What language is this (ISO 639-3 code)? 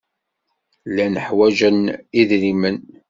kab